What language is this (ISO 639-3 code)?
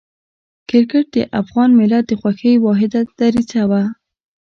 pus